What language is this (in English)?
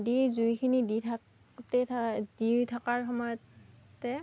Assamese